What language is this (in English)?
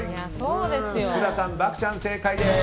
Japanese